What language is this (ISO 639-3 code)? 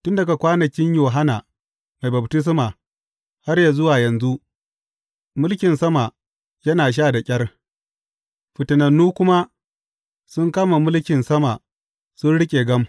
hau